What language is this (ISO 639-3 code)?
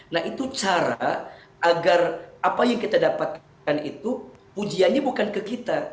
ind